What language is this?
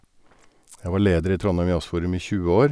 Norwegian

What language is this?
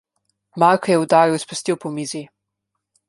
Slovenian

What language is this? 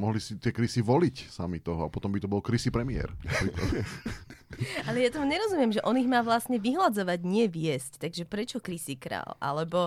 Slovak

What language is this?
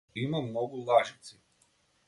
Macedonian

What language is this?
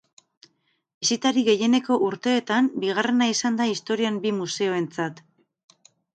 Basque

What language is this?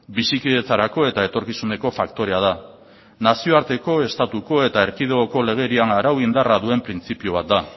Basque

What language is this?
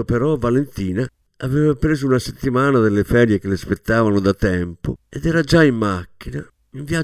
Italian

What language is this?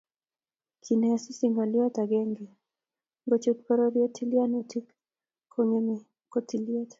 Kalenjin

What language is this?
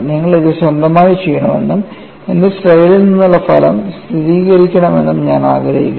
Malayalam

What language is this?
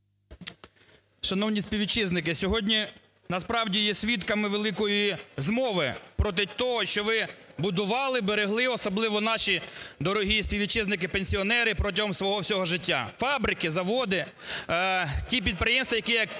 Ukrainian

